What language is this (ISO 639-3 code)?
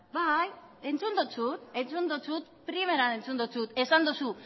eus